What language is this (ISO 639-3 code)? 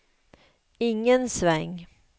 swe